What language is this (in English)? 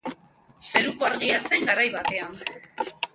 Basque